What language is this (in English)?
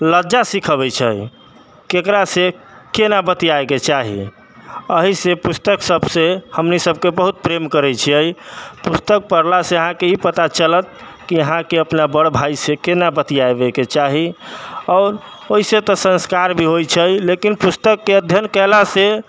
Maithili